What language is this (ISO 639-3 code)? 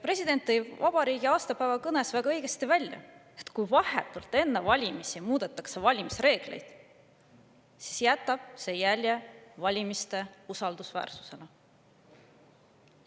est